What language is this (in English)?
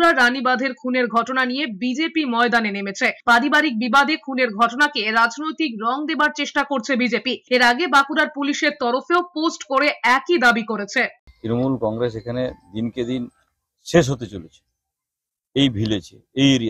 Bangla